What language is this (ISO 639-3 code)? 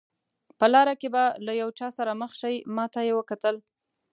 pus